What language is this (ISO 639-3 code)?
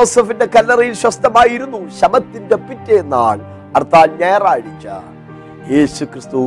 mal